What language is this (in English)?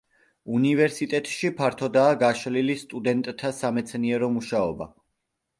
Georgian